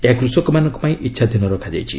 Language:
Odia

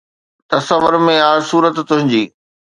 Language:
Sindhi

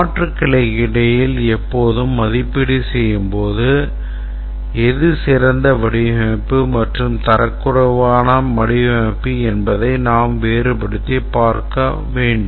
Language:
Tamil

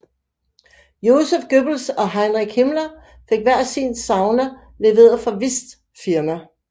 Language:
Danish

